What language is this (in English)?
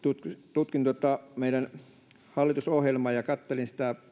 Finnish